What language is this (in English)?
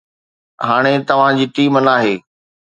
Sindhi